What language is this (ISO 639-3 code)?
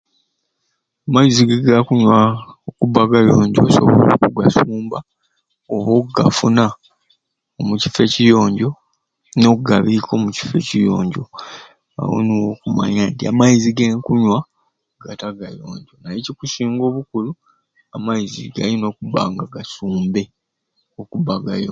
ruc